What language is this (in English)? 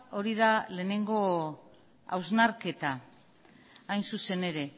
Basque